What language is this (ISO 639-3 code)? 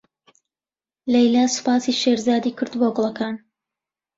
ckb